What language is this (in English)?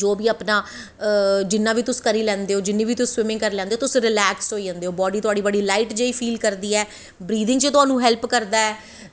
Dogri